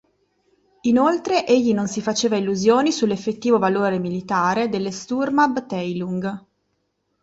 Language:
Italian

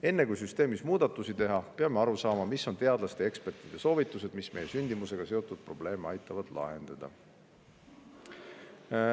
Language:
Estonian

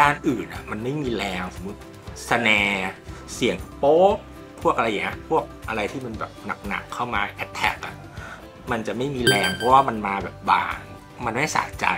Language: Thai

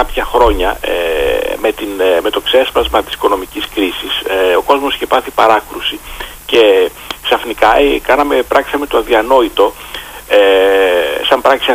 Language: Greek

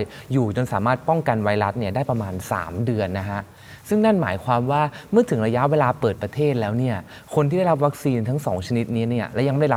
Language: Thai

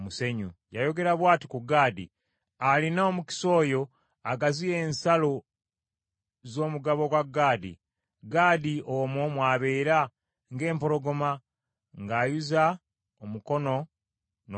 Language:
Ganda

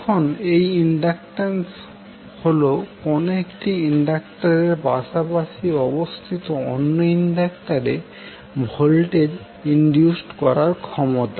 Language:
Bangla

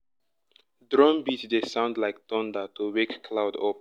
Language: Nigerian Pidgin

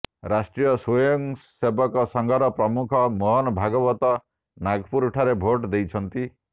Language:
Odia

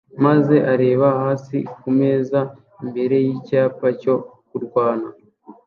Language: Kinyarwanda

